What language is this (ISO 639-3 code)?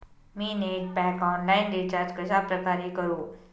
mar